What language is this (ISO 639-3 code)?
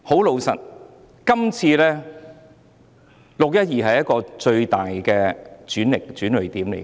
yue